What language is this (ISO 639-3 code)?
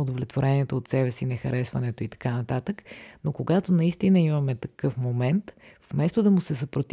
bul